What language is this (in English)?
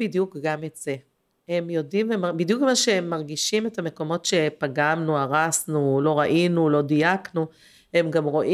Hebrew